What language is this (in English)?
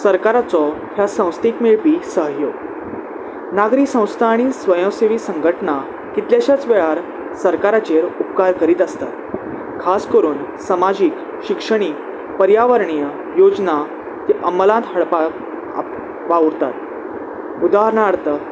Konkani